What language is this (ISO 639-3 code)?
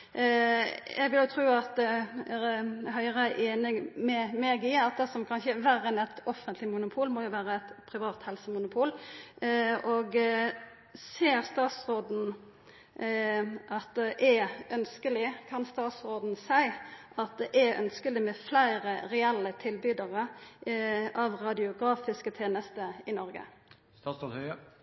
nno